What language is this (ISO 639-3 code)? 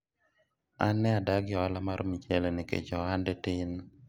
luo